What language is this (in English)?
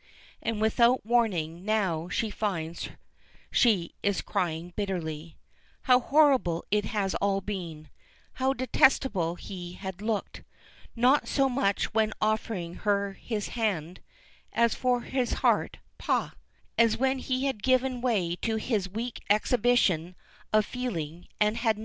English